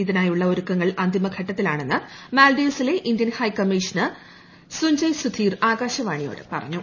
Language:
Malayalam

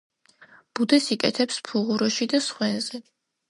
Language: Georgian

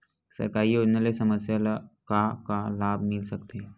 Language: Chhattisgarhi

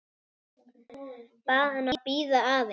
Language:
Icelandic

